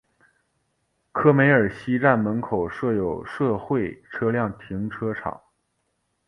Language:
Chinese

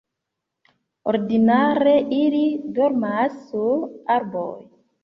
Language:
Esperanto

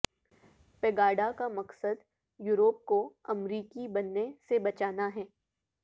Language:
Urdu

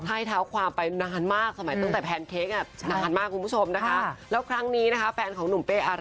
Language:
Thai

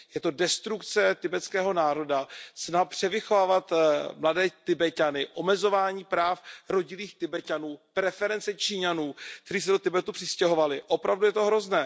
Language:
Czech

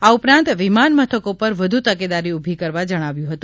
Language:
Gujarati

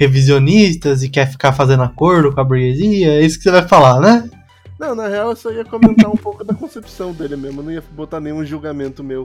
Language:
Portuguese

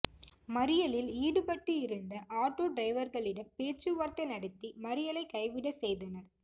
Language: Tamil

